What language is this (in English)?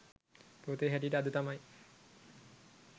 Sinhala